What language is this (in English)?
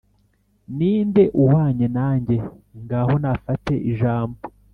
Kinyarwanda